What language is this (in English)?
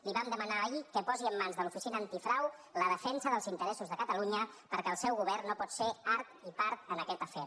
Catalan